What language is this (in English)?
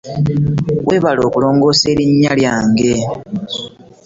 Ganda